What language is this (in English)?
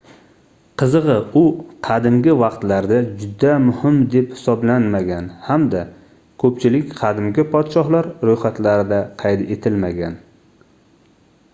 Uzbek